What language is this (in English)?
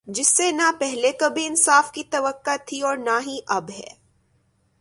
Urdu